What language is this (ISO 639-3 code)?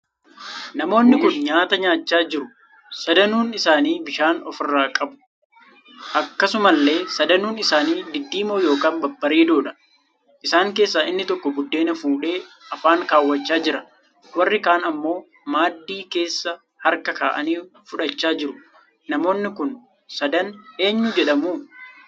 orm